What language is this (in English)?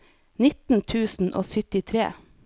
Norwegian